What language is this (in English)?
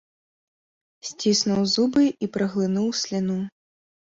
Belarusian